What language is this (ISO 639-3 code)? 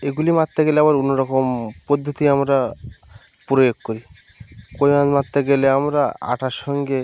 ben